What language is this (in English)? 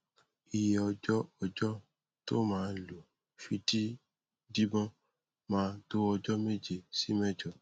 Yoruba